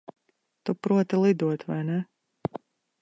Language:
Latvian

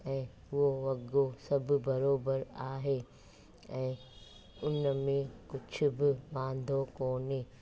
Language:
Sindhi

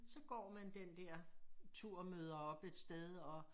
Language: Danish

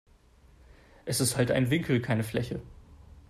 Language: German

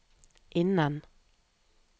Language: Norwegian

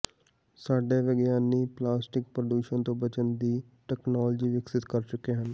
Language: Punjabi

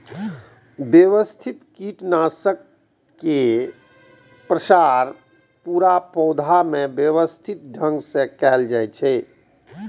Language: Maithili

